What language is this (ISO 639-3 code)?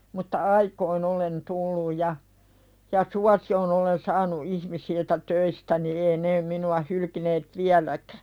fin